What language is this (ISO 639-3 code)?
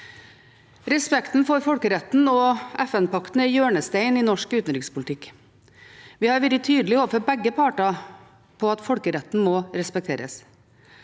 nor